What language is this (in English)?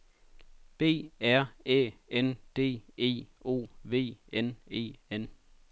Danish